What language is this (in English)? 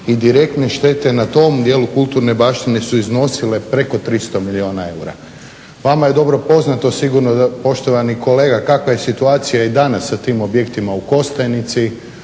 Croatian